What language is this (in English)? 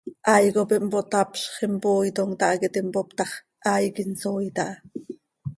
Seri